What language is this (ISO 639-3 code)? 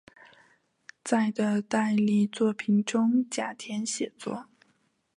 zho